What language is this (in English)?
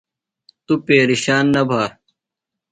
Phalura